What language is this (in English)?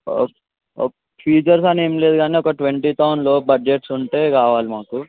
Telugu